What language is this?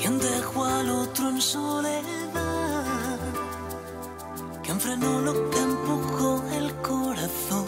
Spanish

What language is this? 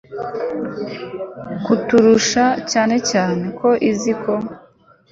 Kinyarwanda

